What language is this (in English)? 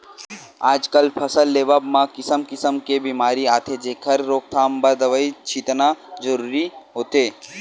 Chhattisgarhi